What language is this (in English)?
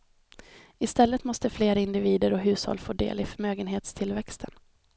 Swedish